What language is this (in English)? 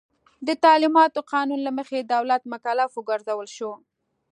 Pashto